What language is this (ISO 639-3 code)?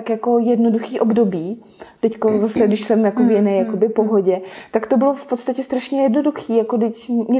ces